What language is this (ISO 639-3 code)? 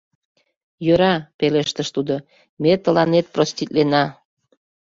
chm